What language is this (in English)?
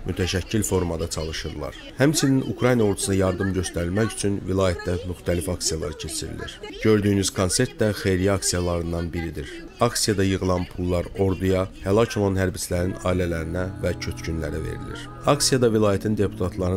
Turkish